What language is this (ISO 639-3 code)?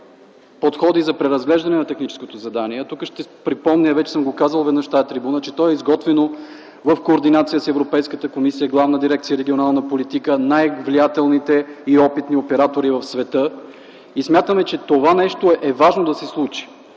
bul